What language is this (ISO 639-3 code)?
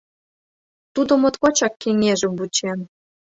chm